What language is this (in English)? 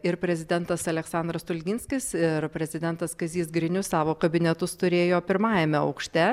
Lithuanian